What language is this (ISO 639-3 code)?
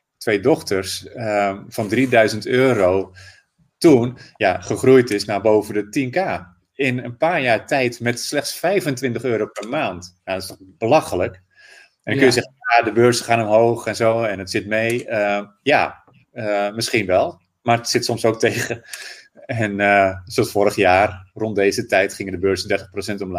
nld